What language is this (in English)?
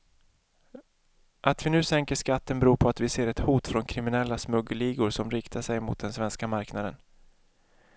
Swedish